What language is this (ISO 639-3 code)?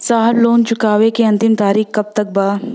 bho